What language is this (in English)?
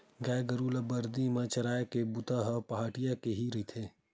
Chhattisgarhi